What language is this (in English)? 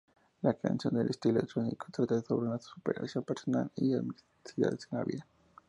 Spanish